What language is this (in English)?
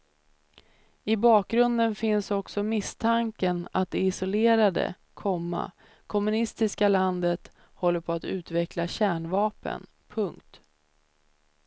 Swedish